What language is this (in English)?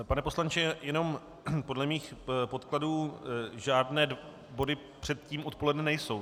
Czech